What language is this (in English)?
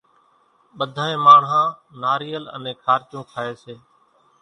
Kachi Koli